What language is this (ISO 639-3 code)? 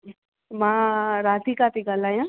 snd